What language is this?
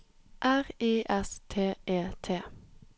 Norwegian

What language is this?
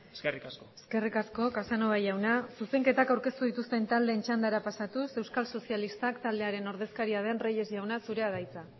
Basque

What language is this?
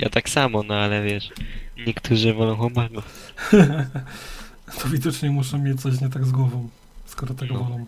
Polish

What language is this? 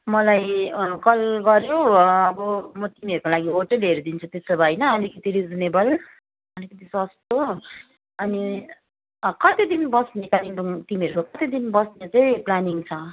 Nepali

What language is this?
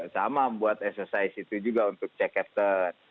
Indonesian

